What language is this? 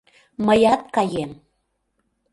Mari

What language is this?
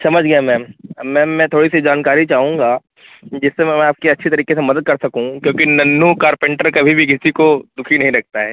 Hindi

